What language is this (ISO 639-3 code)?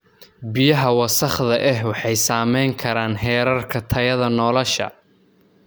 som